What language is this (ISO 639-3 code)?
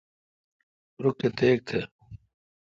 xka